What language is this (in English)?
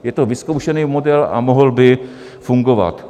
Czech